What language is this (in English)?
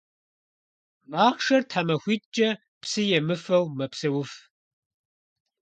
Kabardian